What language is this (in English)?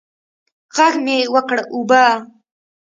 Pashto